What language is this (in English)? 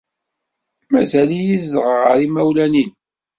Kabyle